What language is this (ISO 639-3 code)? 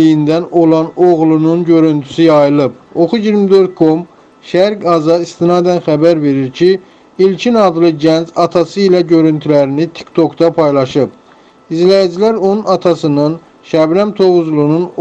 tur